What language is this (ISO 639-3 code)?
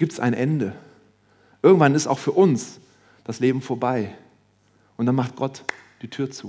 deu